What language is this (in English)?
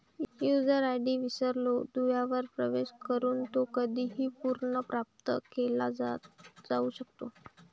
Marathi